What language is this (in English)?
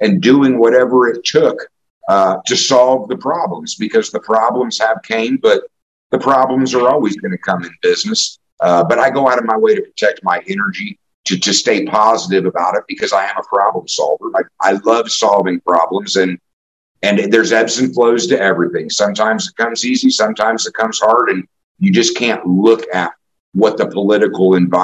English